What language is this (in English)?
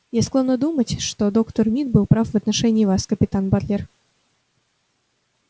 Russian